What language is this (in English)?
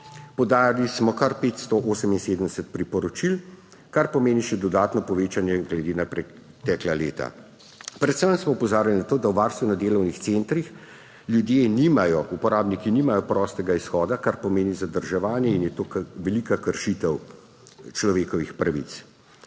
Slovenian